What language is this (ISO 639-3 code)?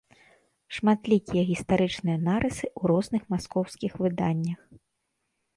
bel